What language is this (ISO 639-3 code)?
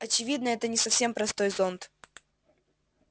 rus